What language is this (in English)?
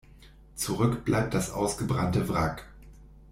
German